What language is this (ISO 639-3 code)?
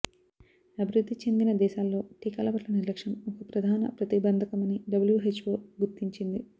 tel